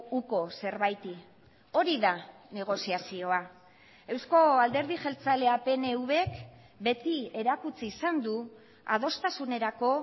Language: Basque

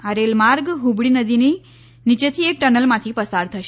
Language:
Gujarati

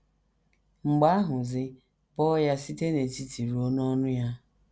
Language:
Igbo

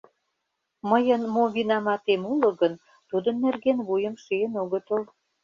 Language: Mari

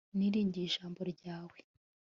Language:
Kinyarwanda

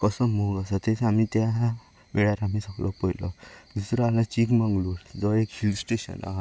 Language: Konkani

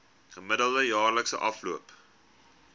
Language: Afrikaans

